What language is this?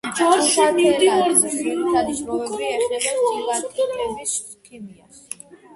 Georgian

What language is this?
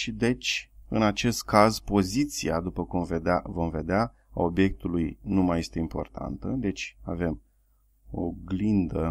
Romanian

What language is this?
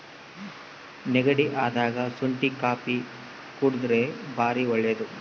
Kannada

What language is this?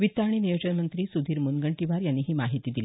Marathi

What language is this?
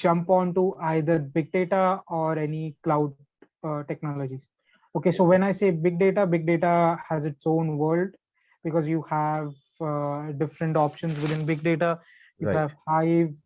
English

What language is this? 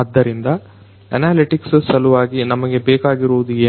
Kannada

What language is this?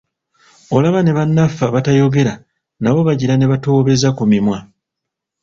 Ganda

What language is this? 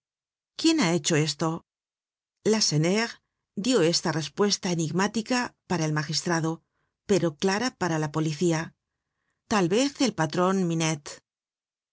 Spanish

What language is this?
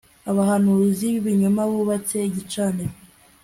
Kinyarwanda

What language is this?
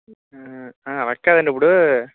Telugu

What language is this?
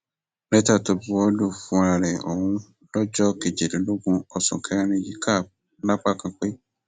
Yoruba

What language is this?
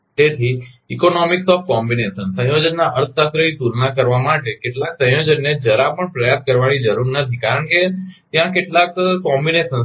Gujarati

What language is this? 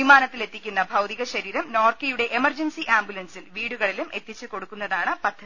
Malayalam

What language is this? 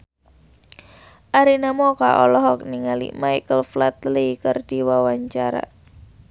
Sundanese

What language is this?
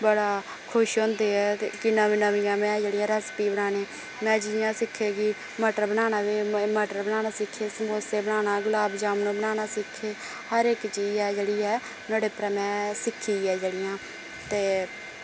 Dogri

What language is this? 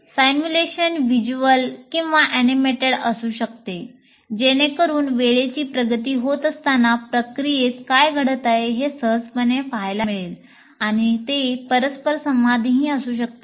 Marathi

